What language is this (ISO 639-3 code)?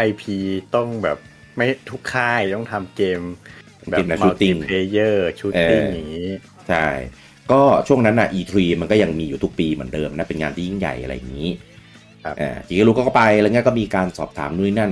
tha